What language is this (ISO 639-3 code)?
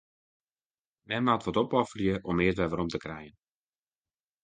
fry